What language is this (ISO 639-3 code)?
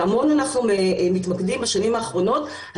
heb